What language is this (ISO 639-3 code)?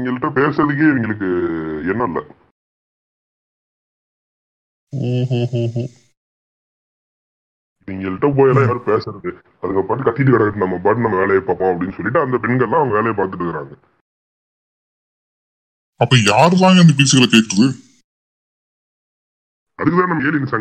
tam